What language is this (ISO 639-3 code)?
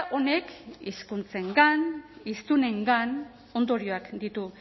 eus